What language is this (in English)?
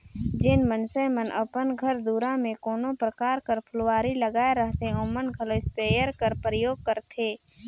Chhattisgarhi